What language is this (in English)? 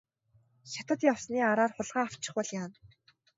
Mongolian